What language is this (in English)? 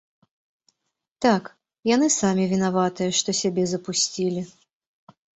Belarusian